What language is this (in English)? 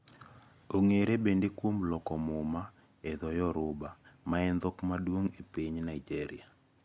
Luo (Kenya and Tanzania)